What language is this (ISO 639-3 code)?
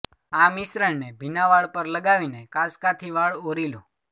guj